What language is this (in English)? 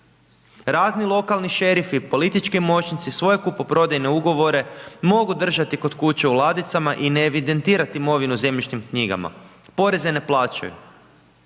Croatian